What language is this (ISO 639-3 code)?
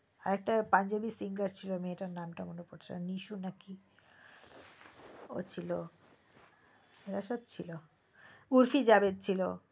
ben